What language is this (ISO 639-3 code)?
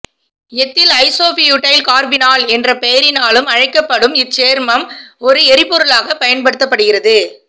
tam